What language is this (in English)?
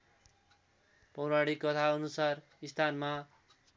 Nepali